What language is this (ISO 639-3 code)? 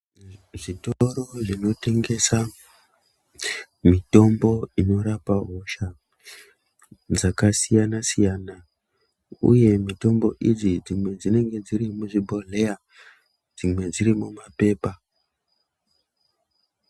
ndc